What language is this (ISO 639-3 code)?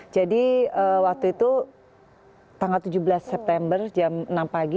ind